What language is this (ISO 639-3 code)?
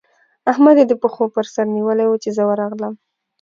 pus